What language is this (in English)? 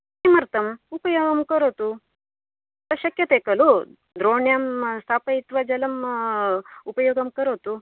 Sanskrit